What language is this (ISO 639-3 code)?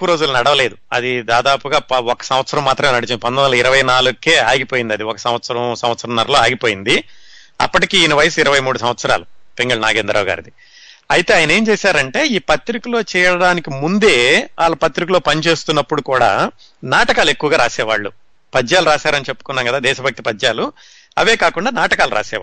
tel